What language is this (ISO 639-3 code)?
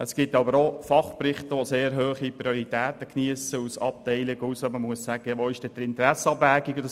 gsw